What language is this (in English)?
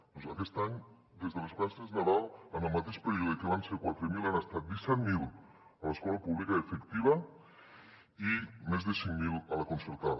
Catalan